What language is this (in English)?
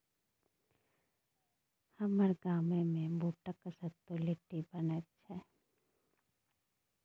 Maithili